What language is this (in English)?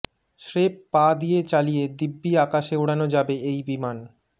Bangla